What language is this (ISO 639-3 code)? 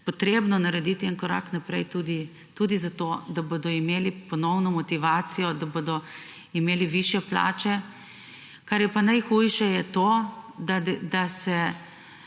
slv